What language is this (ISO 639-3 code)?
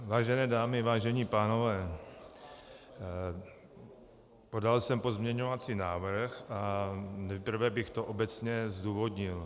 ces